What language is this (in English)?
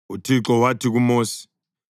North Ndebele